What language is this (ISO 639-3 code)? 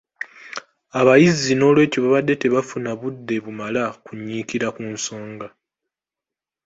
lug